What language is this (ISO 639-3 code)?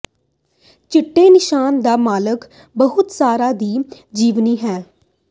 pan